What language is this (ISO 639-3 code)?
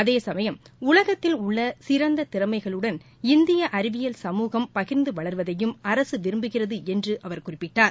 tam